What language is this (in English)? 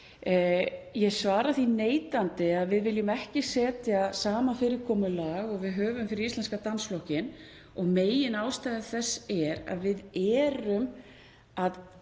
Icelandic